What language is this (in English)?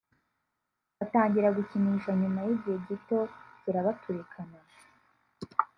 Kinyarwanda